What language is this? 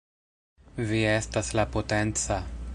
Esperanto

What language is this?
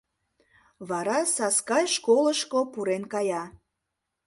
Mari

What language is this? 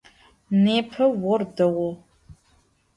Adyghe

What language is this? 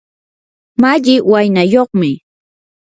Yanahuanca Pasco Quechua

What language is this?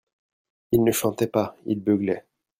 French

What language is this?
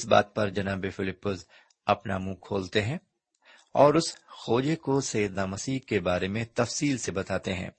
Urdu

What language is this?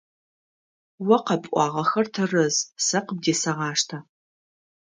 Adyghe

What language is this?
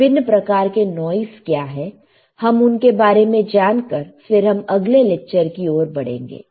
Hindi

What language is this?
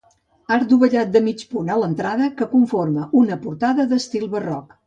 Catalan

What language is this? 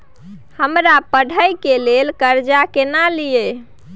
Maithili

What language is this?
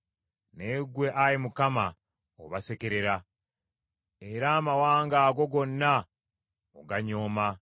Ganda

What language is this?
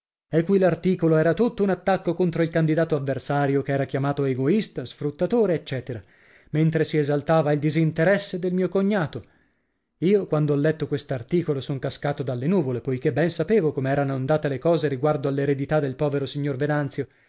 Italian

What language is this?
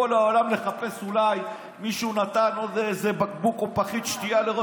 Hebrew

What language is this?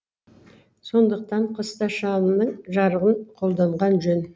Kazakh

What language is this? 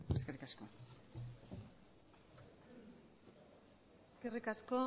Basque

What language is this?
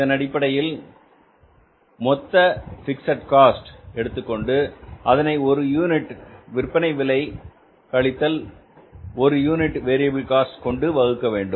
Tamil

